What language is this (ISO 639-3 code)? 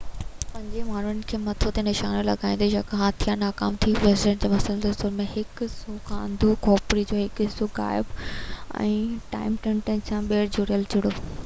snd